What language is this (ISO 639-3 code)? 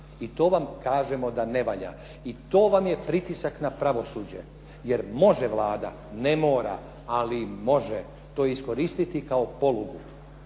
hrv